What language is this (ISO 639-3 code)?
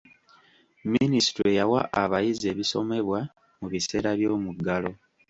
lug